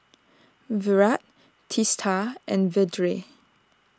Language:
English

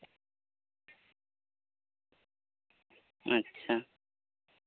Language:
Santali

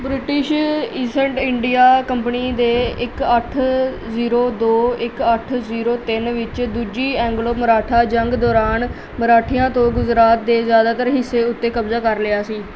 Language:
Punjabi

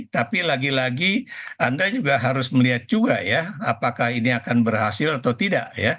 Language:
Indonesian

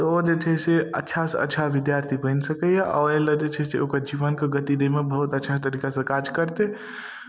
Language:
Maithili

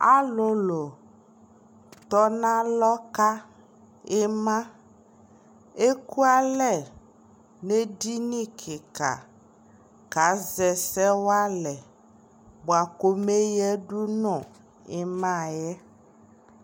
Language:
Ikposo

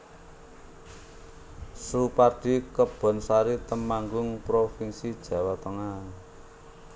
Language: Javanese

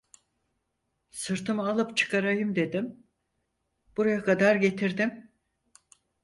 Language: Turkish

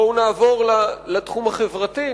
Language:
Hebrew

